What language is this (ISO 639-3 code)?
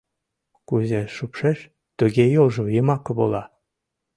chm